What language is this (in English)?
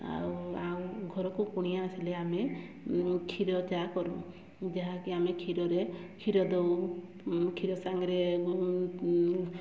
Odia